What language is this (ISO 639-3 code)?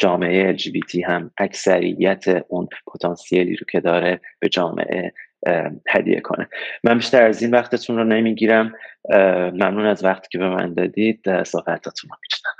fas